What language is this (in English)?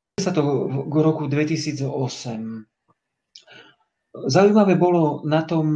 Slovak